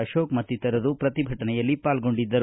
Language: Kannada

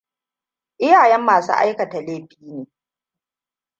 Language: Hausa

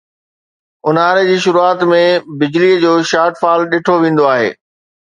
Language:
Sindhi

